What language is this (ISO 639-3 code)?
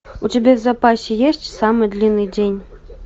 rus